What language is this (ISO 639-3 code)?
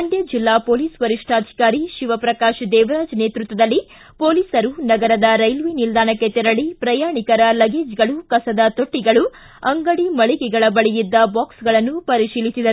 kan